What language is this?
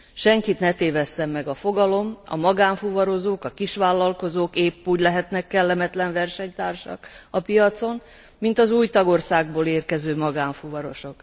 Hungarian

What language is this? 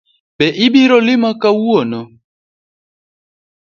Luo (Kenya and Tanzania)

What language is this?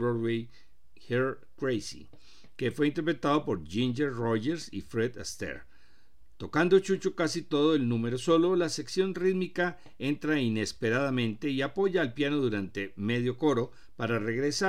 Spanish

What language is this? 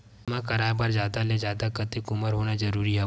Chhattisgarhi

